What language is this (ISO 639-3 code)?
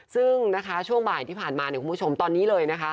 tha